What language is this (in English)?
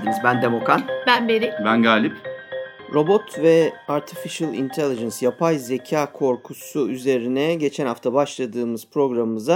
Turkish